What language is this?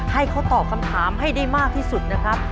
Thai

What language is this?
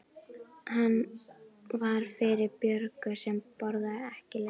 Icelandic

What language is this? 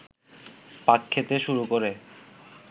Bangla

